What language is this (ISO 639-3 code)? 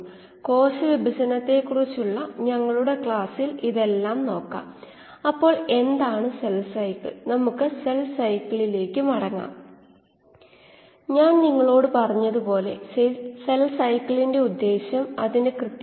mal